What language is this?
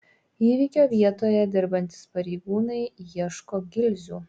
Lithuanian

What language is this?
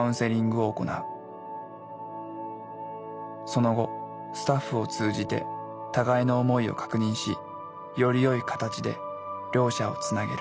Japanese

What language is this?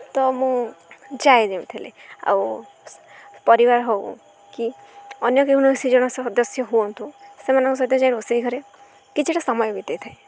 Odia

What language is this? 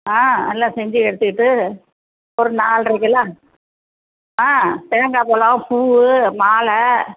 Tamil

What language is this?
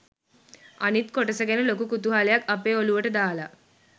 Sinhala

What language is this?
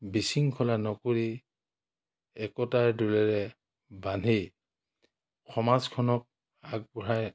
Assamese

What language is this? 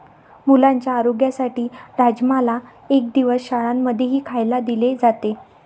Marathi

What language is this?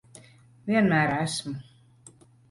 Latvian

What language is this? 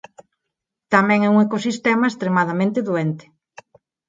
Galician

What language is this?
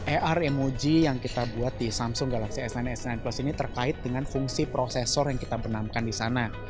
Indonesian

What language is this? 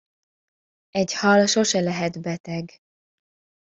Hungarian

